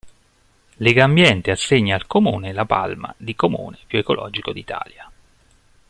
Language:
Italian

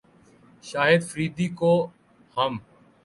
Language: Urdu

